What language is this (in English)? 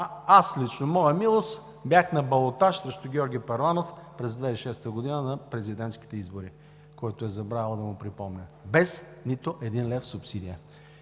Bulgarian